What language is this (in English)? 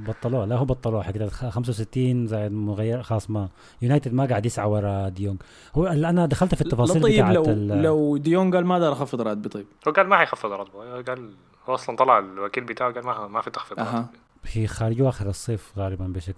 Arabic